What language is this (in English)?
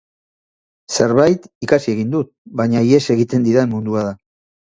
Basque